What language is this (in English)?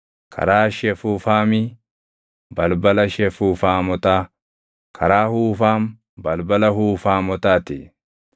Oromo